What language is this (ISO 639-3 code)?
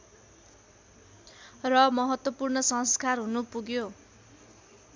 nep